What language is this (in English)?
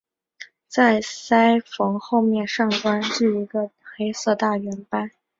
Chinese